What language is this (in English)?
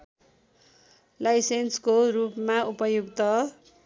Nepali